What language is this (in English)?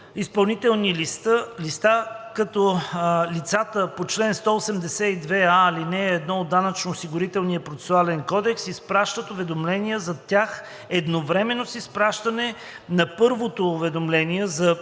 Bulgarian